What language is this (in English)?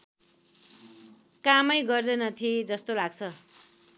Nepali